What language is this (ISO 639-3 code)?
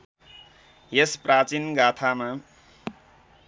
nep